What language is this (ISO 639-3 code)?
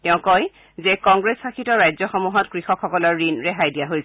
asm